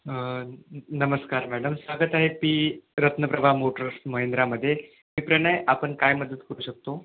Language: Marathi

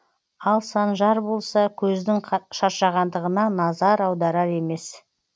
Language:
Kazakh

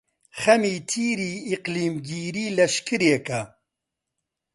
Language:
Central Kurdish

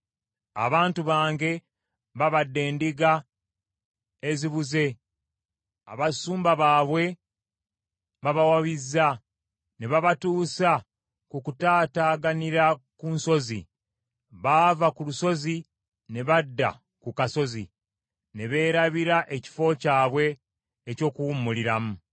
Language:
Ganda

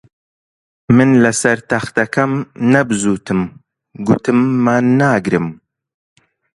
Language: Central Kurdish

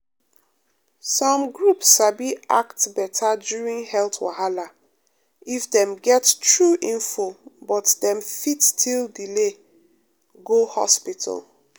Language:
Nigerian Pidgin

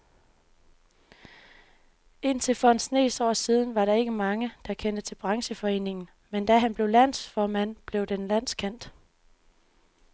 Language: Danish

